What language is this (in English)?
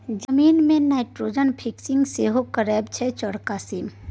Maithili